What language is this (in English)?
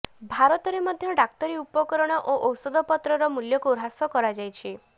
Odia